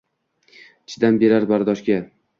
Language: Uzbek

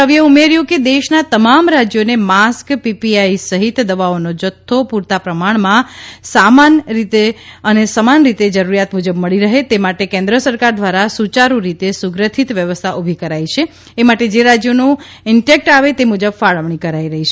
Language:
Gujarati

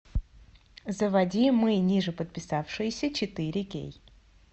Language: Russian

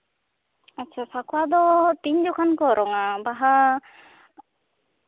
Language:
Santali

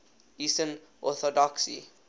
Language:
English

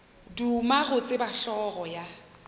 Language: Northern Sotho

